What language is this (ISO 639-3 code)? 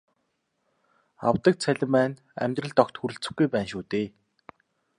mon